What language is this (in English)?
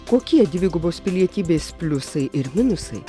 Lithuanian